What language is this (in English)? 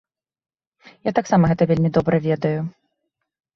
Belarusian